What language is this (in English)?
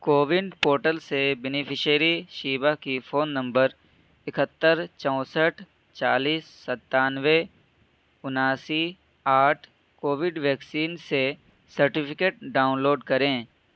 Urdu